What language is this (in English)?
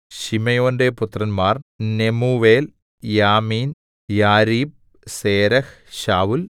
Malayalam